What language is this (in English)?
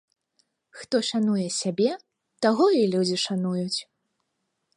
Belarusian